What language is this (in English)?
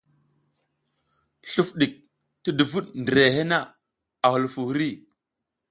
South Giziga